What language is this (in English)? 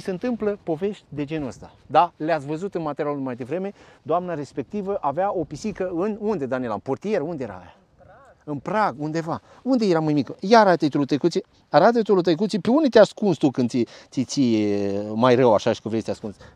Romanian